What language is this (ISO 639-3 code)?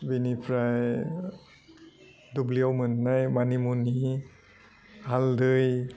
brx